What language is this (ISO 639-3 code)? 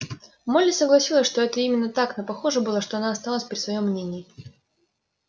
rus